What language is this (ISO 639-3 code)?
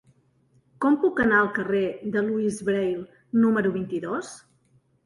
cat